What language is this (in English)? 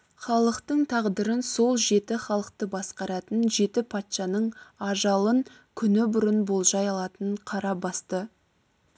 Kazakh